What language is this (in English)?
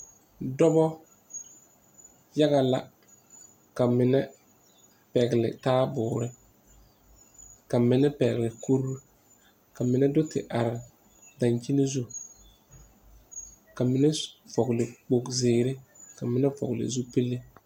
Southern Dagaare